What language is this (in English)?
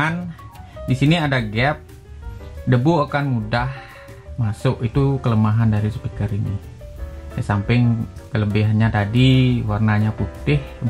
Indonesian